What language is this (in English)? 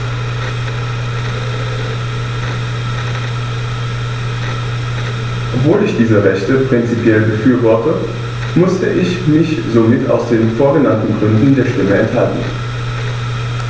German